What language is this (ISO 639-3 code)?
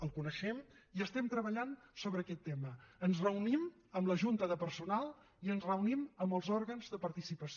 cat